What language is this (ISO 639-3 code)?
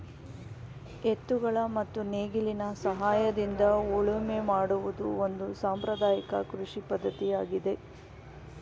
kan